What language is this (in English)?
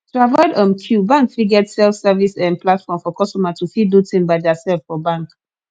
Nigerian Pidgin